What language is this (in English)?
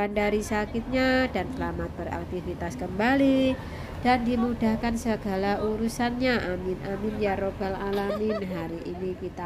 Indonesian